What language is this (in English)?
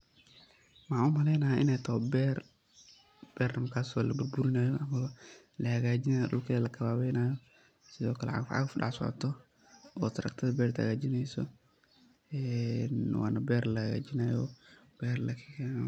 Somali